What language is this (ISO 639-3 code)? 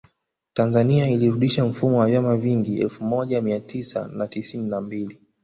swa